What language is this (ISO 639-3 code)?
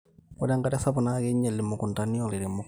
mas